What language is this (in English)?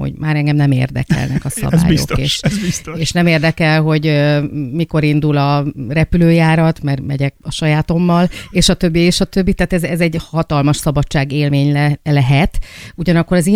Hungarian